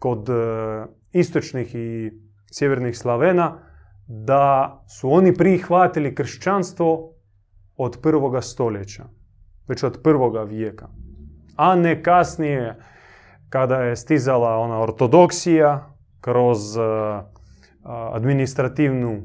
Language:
Croatian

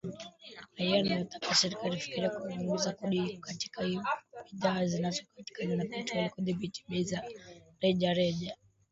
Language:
Swahili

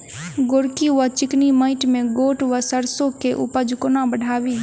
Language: Maithili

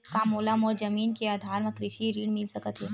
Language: Chhattisgarhi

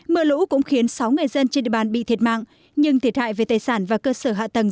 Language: Vietnamese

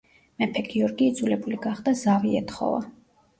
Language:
Georgian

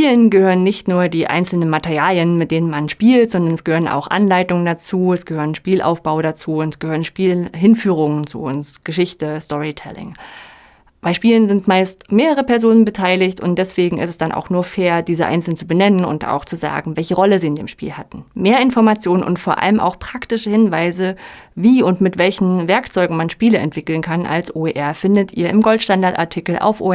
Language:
German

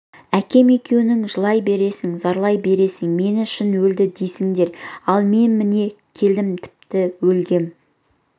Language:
Kazakh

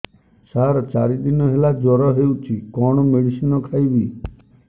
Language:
Odia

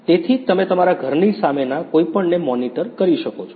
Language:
Gujarati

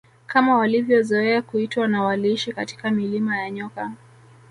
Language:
Swahili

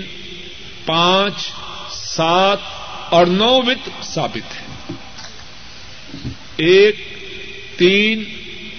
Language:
Urdu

